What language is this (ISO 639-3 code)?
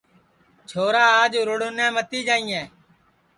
ssi